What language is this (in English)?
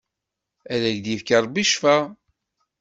Kabyle